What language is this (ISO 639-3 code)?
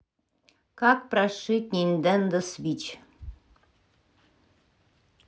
rus